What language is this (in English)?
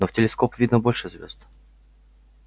Russian